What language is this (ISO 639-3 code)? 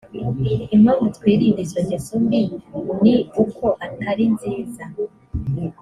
kin